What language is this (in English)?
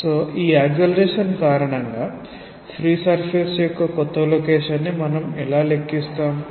Telugu